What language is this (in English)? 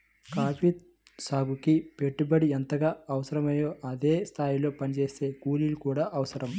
Telugu